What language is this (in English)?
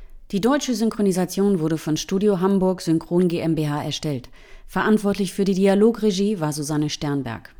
German